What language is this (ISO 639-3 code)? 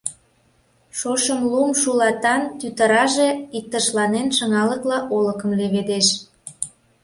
chm